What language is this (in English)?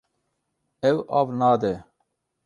Kurdish